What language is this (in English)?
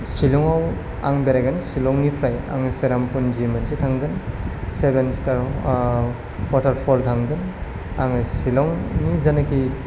Bodo